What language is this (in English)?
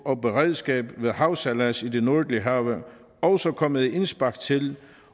Danish